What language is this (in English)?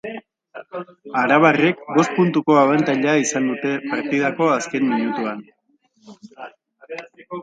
Basque